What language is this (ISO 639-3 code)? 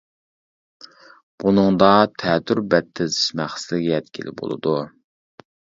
uig